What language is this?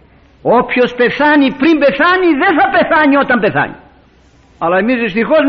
Greek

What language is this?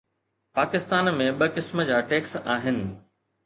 Sindhi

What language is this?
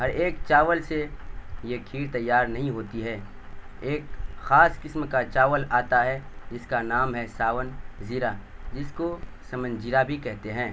Urdu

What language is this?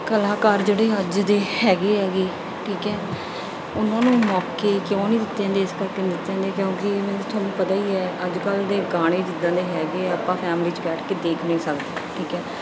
Punjabi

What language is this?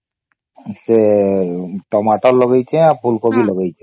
Odia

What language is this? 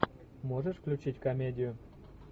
Russian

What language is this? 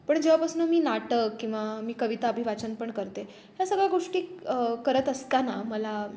Marathi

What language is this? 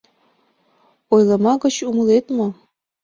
Mari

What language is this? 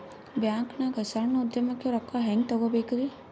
Kannada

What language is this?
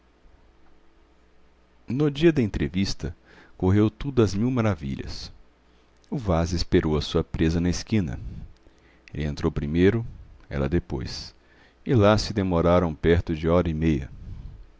Portuguese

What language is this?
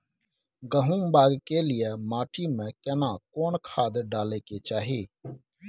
Maithili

